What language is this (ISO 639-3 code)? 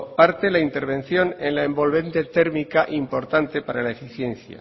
spa